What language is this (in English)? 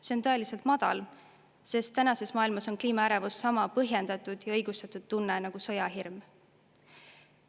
Estonian